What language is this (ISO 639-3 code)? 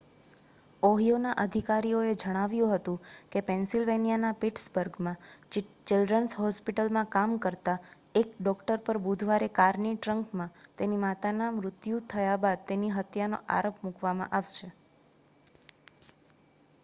guj